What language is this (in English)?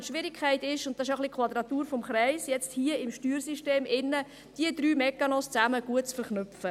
Swiss German